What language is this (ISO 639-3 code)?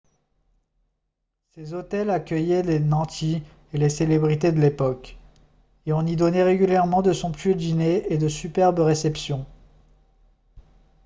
fra